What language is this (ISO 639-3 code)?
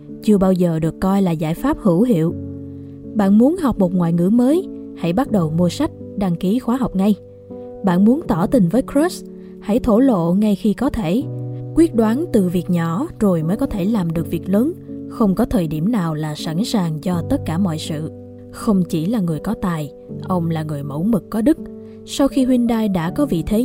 vie